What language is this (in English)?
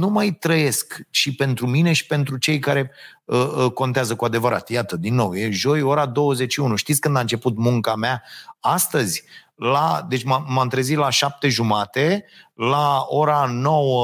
Romanian